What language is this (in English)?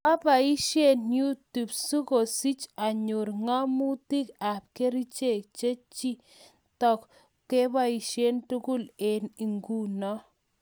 Kalenjin